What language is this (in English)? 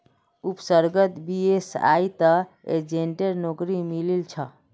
Magahi